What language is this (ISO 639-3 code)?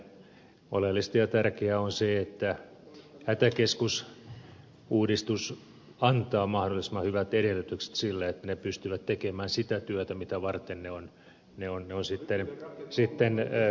fin